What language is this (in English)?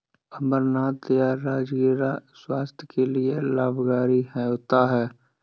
Hindi